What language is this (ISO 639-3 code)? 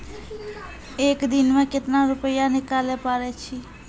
mai